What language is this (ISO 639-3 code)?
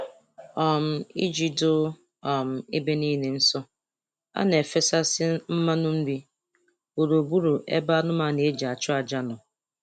ibo